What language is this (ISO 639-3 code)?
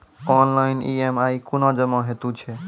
mai